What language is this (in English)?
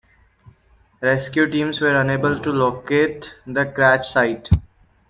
English